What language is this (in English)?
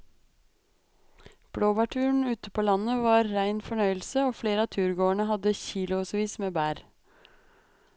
Norwegian